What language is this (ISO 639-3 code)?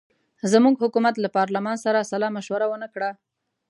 pus